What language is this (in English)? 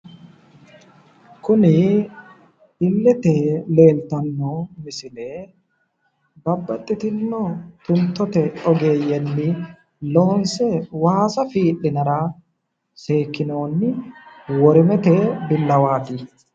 Sidamo